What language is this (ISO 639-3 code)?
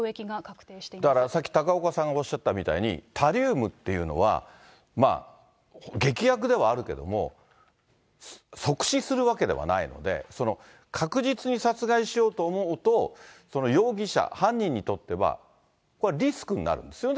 jpn